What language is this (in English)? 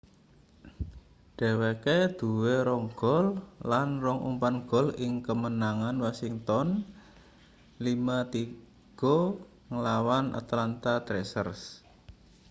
Javanese